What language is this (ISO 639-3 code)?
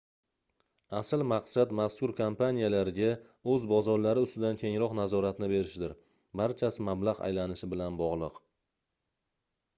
uzb